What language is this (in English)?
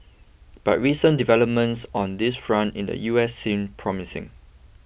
English